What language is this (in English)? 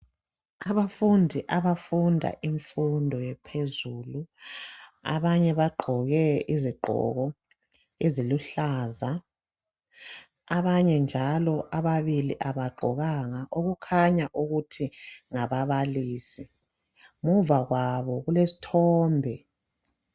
North Ndebele